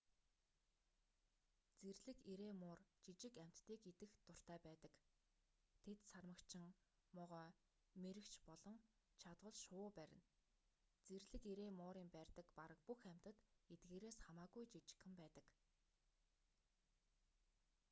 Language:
Mongolian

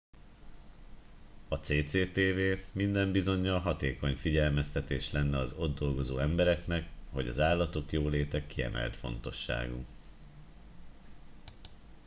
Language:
Hungarian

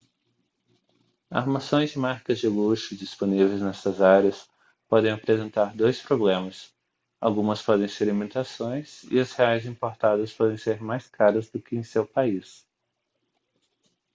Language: Portuguese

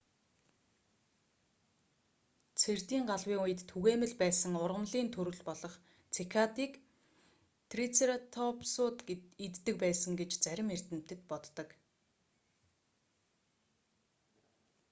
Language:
Mongolian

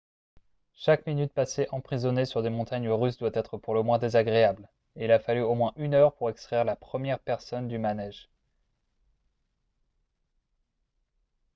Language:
French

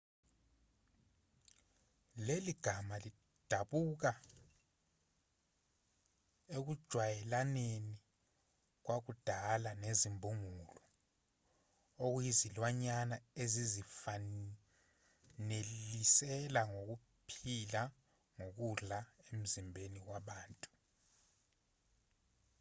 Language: Zulu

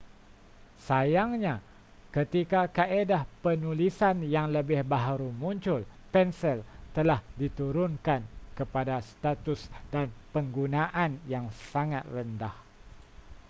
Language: Malay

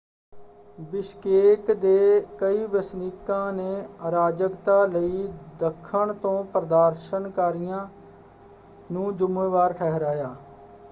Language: Punjabi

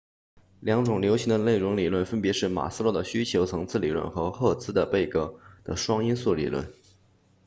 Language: Chinese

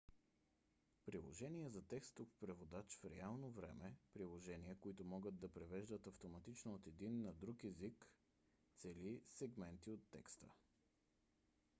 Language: Bulgarian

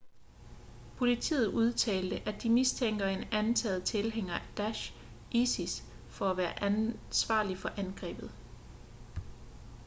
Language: Danish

